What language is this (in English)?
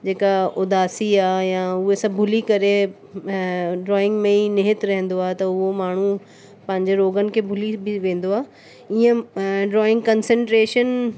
Sindhi